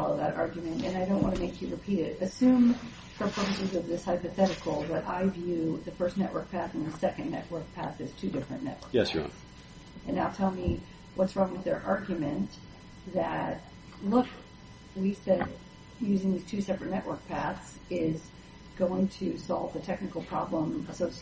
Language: English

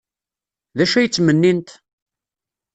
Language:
Kabyle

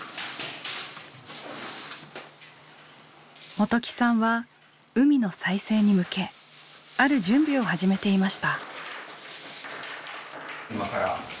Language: Japanese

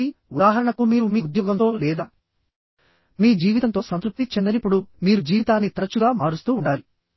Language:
Telugu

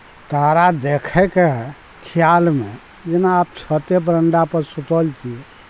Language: Maithili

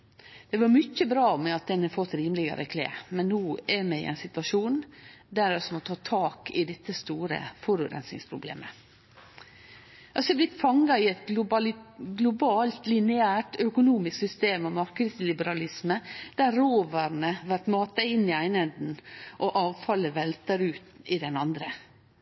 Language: Norwegian Nynorsk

